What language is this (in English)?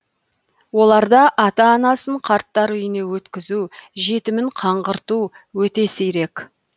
Kazakh